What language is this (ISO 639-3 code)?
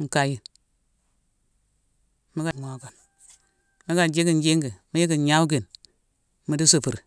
msw